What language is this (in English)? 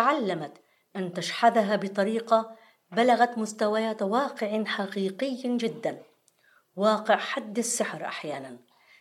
Arabic